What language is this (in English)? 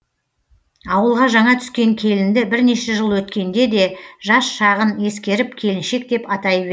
Kazakh